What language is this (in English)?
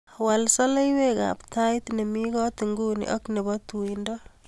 Kalenjin